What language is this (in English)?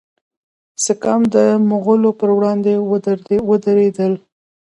Pashto